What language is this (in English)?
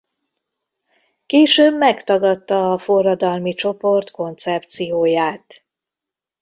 Hungarian